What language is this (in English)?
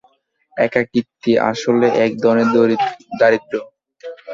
Bangla